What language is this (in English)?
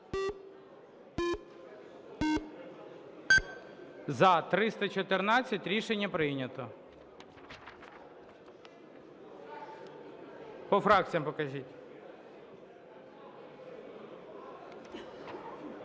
Ukrainian